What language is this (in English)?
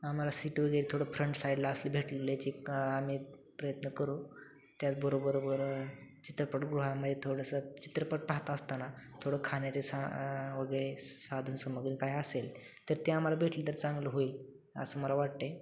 Marathi